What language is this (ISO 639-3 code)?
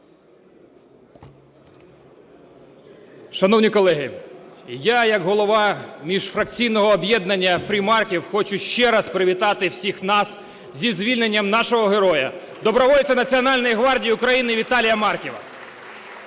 ukr